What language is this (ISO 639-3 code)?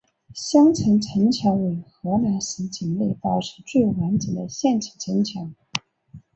zho